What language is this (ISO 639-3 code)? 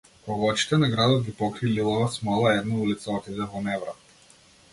mkd